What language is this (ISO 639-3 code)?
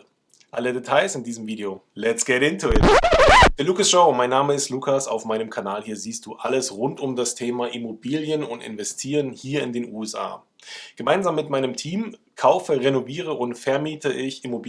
deu